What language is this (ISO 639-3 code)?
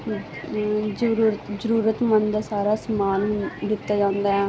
pan